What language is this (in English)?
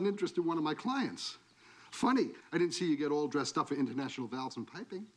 English